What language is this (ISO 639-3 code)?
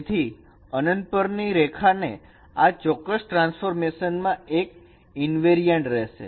guj